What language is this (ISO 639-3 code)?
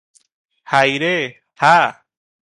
ori